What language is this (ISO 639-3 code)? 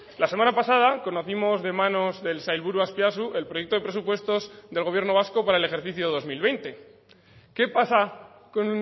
spa